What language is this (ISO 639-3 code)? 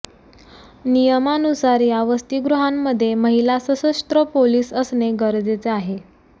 mar